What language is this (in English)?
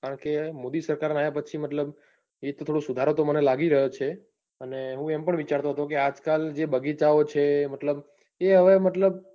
Gujarati